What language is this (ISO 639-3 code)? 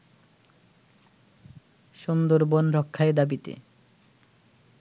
ben